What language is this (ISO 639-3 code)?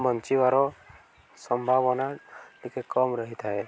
ori